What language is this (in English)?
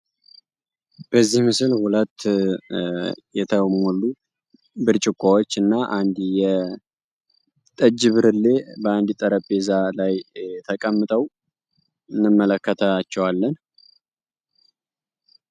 Amharic